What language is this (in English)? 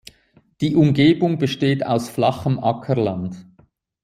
German